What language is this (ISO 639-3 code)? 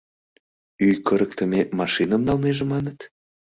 chm